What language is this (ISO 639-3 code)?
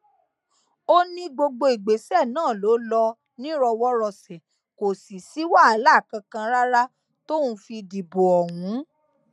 yor